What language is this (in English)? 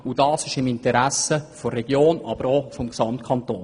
Swiss German